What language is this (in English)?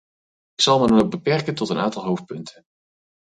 Dutch